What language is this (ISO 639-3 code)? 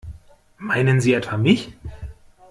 deu